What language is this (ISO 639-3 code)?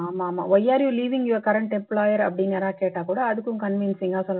tam